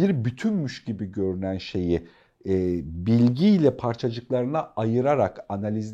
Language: Turkish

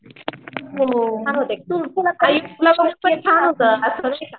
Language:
Marathi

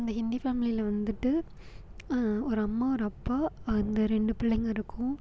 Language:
Tamil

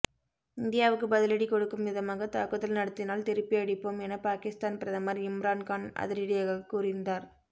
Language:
Tamil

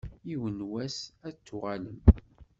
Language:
Kabyle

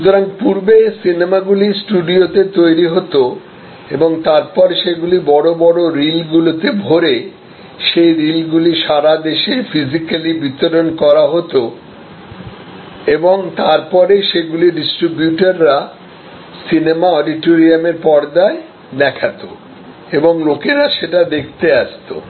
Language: Bangla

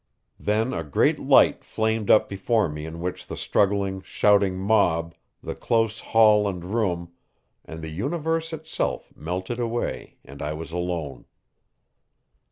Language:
English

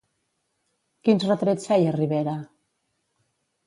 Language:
Catalan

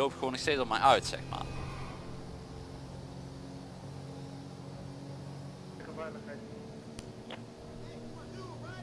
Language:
Dutch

